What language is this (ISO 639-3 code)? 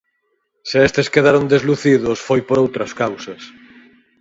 glg